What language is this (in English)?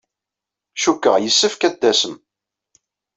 Kabyle